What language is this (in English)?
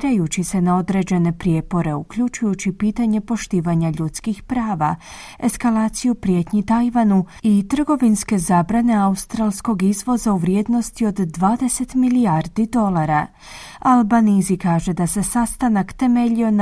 Croatian